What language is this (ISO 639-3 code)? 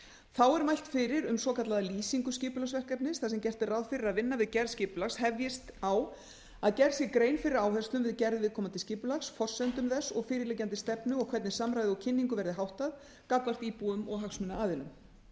isl